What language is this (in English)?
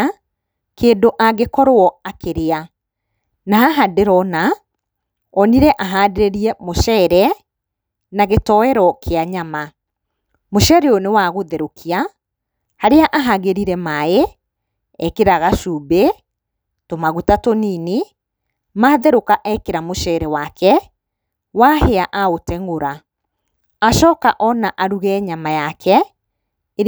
Kikuyu